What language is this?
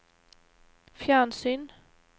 Norwegian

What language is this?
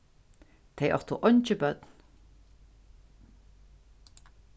Faroese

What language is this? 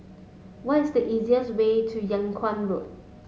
English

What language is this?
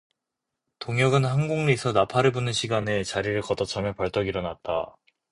Korean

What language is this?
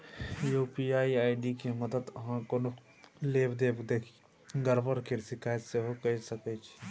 Maithili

